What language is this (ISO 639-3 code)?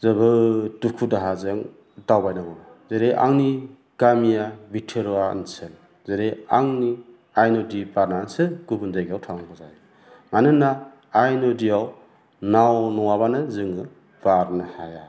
brx